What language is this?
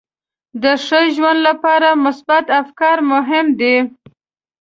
Pashto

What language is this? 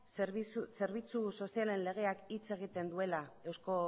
Basque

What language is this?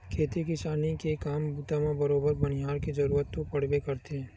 Chhattisgarhi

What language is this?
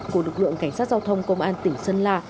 Vietnamese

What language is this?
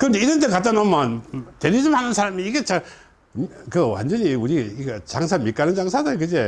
Korean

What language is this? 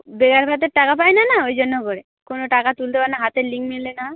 Bangla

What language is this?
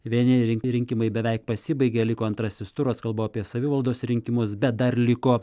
Lithuanian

